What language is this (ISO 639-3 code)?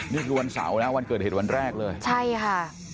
tha